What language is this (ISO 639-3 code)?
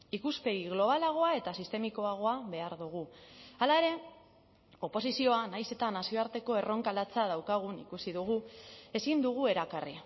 eus